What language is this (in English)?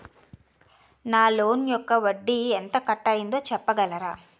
Telugu